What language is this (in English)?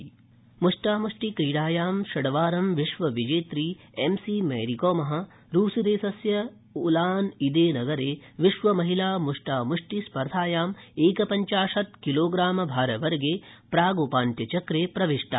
Sanskrit